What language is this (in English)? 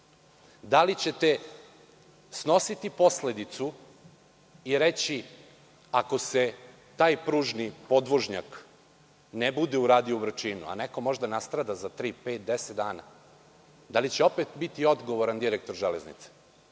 Serbian